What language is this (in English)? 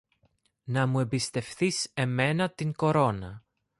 Greek